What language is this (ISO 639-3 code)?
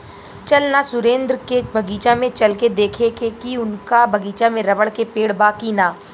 bho